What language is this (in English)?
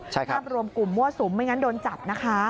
Thai